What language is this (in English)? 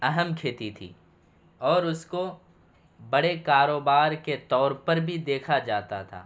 Urdu